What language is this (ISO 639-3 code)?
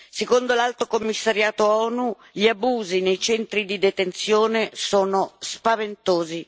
ita